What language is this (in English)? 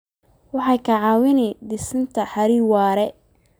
Somali